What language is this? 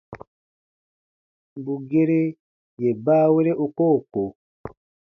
Baatonum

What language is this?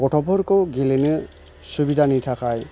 Bodo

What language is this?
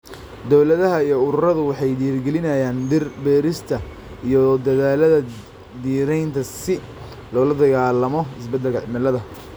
Somali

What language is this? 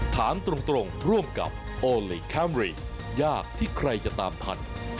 Thai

